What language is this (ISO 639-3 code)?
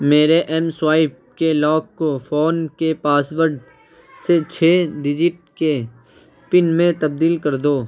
urd